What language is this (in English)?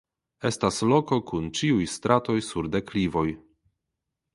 Esperanto